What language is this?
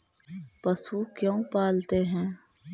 Magahi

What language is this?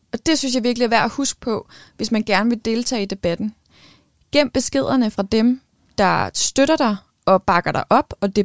Danish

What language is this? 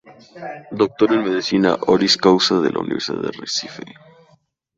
Spanish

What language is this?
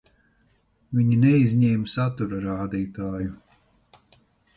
Latvian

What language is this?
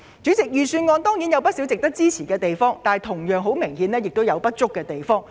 Cantonese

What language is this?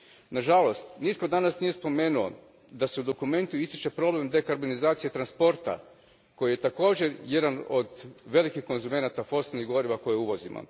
Croatian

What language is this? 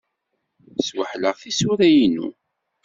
Kabyle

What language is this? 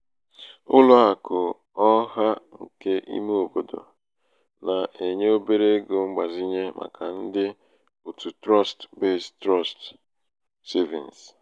Igbo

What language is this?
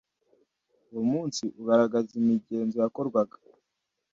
Kinyarwanda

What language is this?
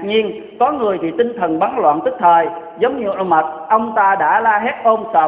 Vietnamese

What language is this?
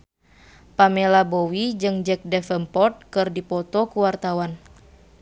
Sundanese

